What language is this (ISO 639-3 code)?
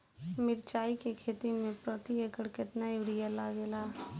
bho